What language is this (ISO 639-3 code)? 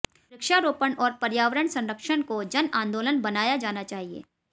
hin